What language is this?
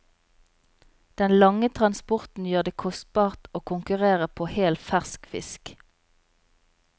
Norwegian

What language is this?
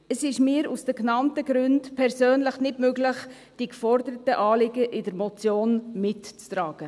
Swiss German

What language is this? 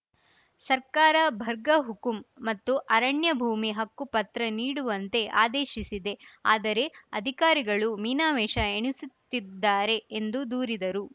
Kannada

